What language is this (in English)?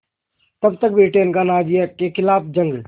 Hindi